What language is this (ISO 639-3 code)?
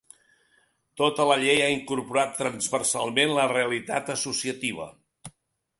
cat